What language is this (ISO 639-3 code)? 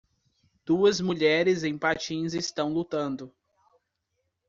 por